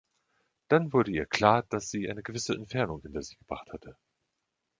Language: German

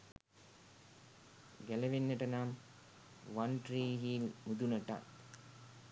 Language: Sinhala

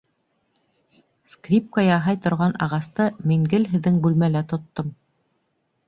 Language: Bashkir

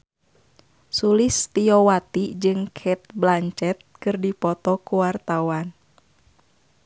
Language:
Sundanese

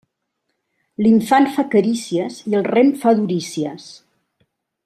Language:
Catalan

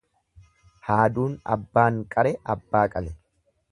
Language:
Oromo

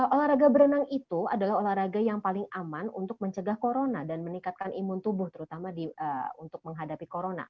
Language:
Indonesian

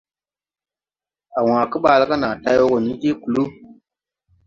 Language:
Tupuri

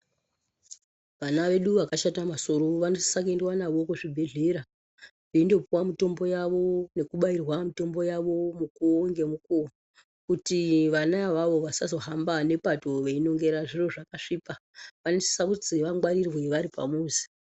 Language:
Ndau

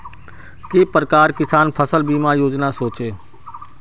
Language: Magahi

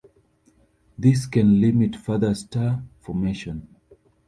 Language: English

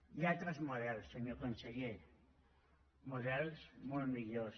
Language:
Catalan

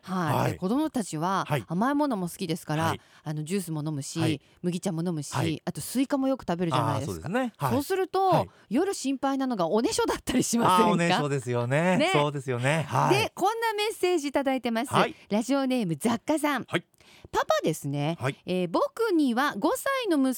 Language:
Japanese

